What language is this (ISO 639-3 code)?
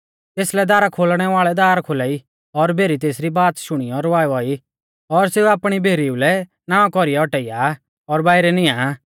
bfz